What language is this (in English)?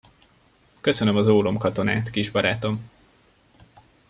Hungarian